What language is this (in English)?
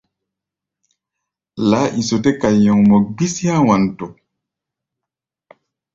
Gbaya